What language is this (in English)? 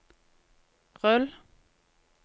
Norwegian